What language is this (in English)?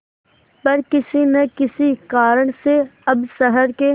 Hindi